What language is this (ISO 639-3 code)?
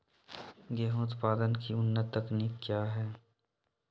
mag